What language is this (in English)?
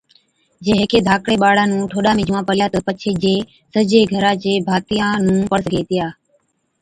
Od